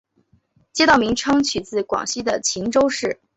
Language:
Chinese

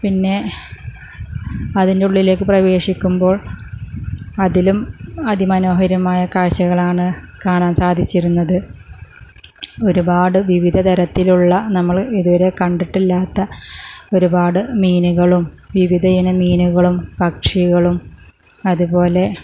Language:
Malayalam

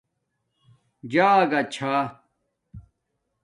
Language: Domaaki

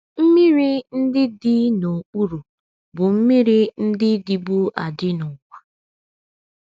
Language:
Igbo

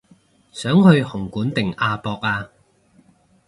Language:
Cantonese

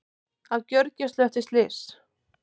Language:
Icelandic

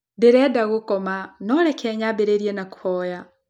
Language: Kikuyu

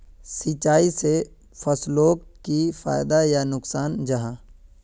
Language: Magahi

